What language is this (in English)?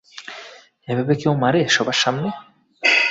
Bangla